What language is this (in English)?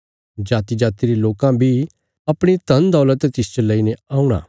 Bilaspuri